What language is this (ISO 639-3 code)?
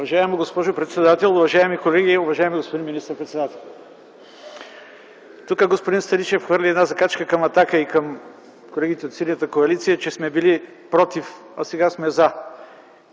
bul